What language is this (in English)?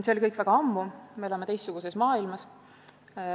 Estonian